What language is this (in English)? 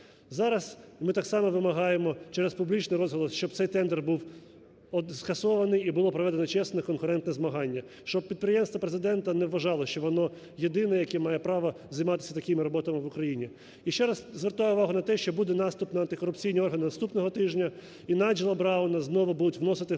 Ukrainian